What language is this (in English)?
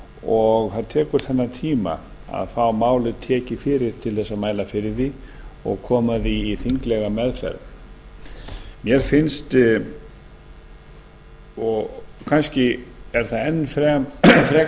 Icelandic